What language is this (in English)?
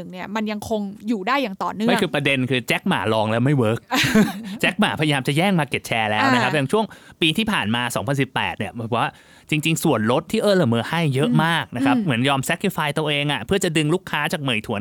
Thai